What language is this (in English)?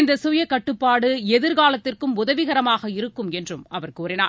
Tamil